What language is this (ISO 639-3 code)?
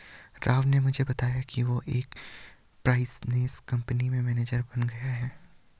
hin